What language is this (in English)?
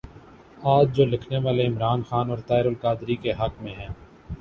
Urdu